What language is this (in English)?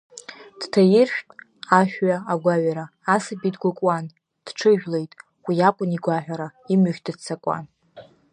Abkhazian